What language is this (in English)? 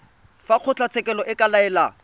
Tswana